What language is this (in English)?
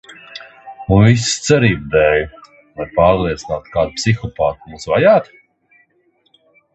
Latvian